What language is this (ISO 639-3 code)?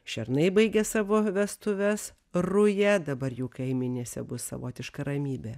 lit